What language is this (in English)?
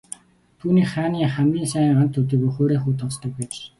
Mongolian